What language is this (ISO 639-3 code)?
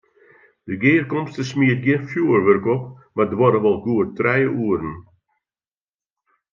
fry